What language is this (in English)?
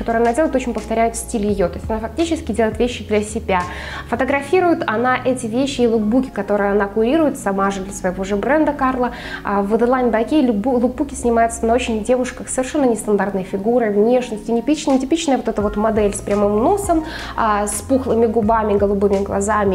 Russian